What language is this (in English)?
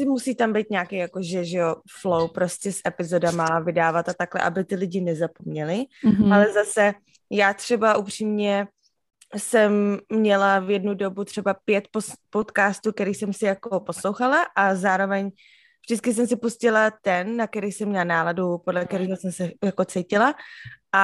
Czech